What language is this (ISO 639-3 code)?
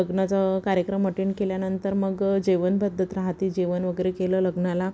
mar